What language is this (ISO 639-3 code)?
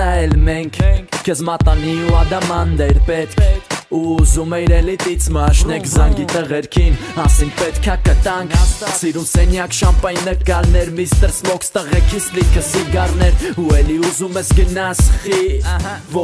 ron